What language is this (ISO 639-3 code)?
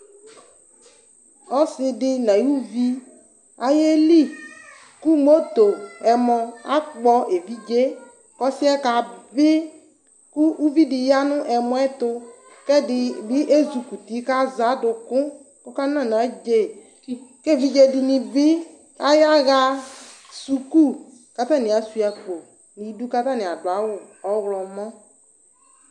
kpo